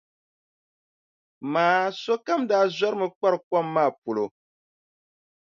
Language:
Dagbani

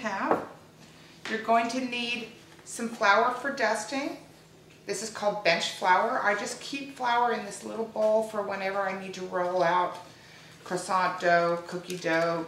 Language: English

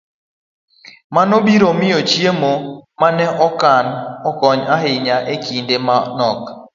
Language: Luo (Kenya and Tanzania)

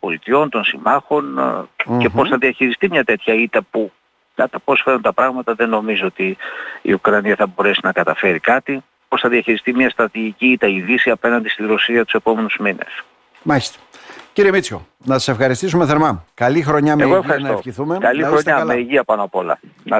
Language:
Greek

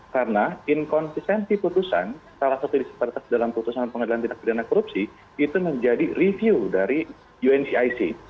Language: Indonesian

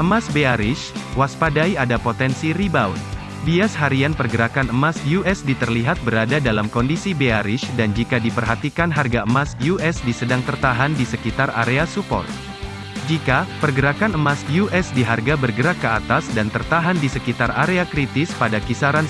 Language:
Indonesian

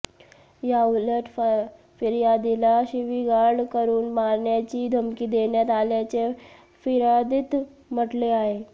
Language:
Marathi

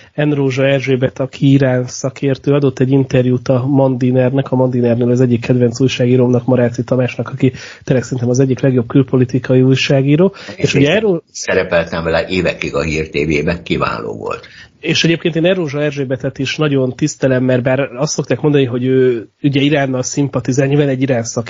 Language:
Hungarian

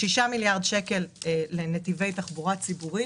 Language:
Hebrew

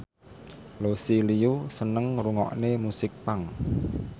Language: Javanese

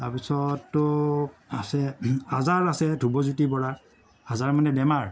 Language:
Assamese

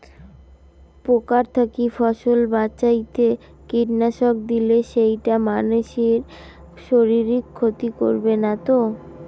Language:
Bangla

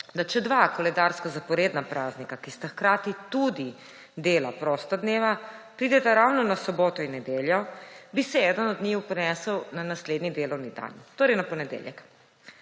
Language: Slovenian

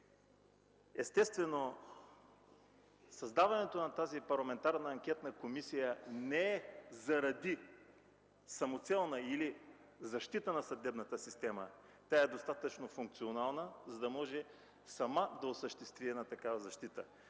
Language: Bulgarian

